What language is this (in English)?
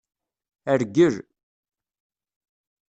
Kabyle